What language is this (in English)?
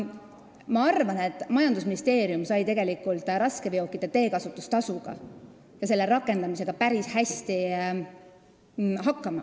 Estonian